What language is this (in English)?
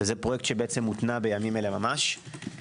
Hebrew